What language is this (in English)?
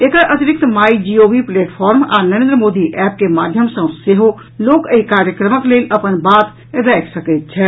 Maithili